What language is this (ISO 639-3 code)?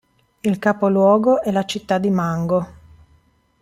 ita